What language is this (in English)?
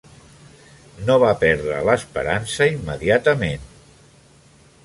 Catalan